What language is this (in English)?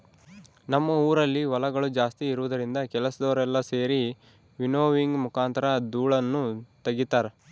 Kannada